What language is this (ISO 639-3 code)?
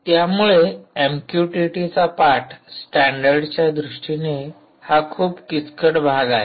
mar